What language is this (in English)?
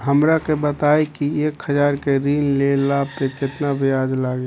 Bhojpuri